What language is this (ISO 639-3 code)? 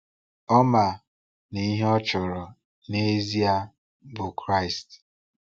ibo